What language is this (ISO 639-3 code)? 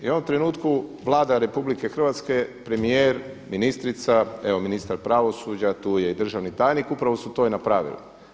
hrv